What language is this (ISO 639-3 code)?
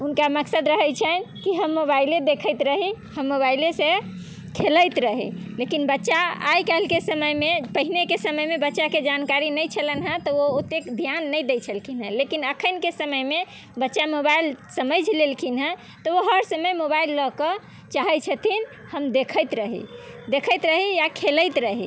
mai